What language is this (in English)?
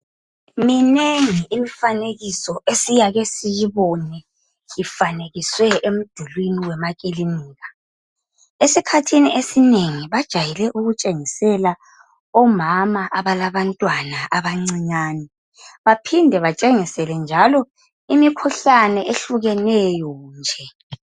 North Ndebele